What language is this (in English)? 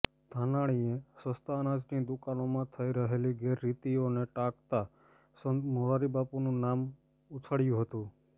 Gujarati